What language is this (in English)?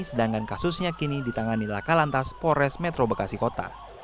Indonesian